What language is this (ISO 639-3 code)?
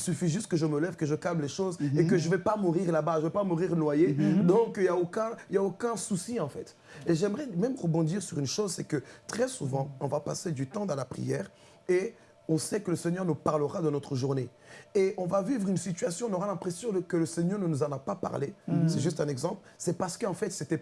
fra